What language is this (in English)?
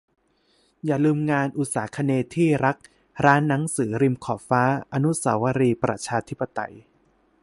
Thai